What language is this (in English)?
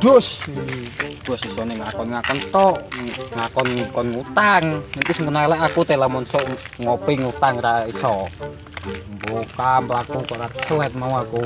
Indonesian